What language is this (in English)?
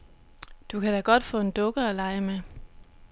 Danish